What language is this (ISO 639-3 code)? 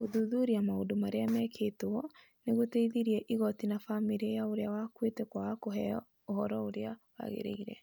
kik